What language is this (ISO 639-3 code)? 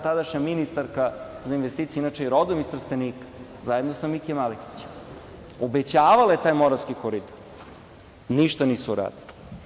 srp